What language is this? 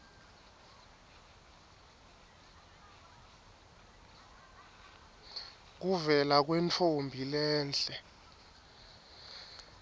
Swati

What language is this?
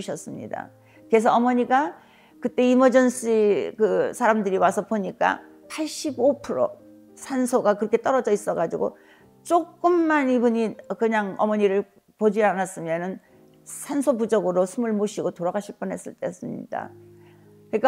Korean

